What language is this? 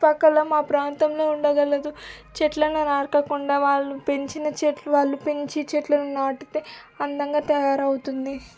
Telugu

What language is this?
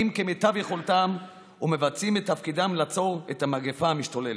Hebrew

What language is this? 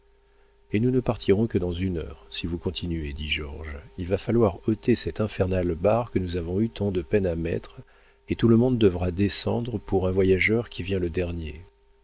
French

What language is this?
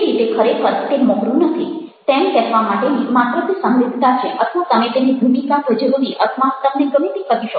Gujarati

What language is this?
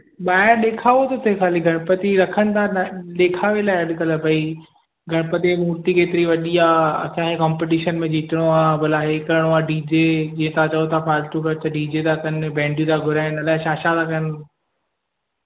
Sindhi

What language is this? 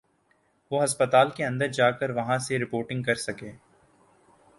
Urdu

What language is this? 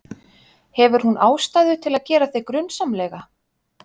Icelandic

